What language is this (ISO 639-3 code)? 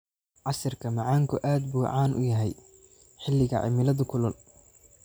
som